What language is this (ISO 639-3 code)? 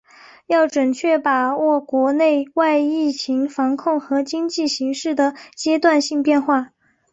zho